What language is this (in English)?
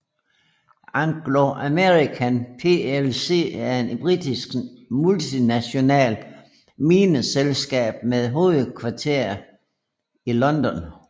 Danish